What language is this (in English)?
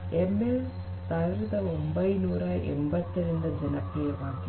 Kannada